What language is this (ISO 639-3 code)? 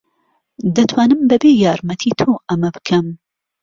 ckb